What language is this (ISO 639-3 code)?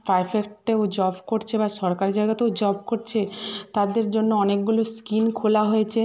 ben